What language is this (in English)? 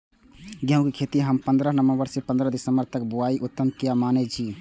Maithili